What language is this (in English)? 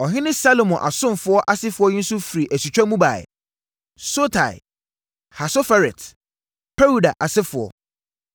Akan